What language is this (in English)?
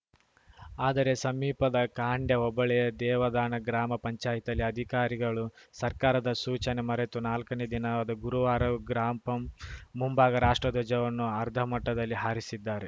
Kannada